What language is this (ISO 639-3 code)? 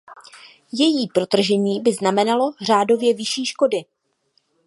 ces